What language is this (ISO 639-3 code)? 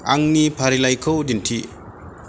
brx